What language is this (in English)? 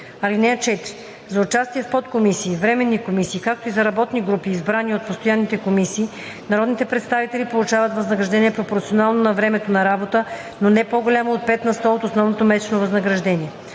Bulgarian